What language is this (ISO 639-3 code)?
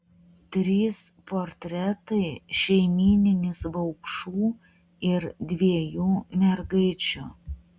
lit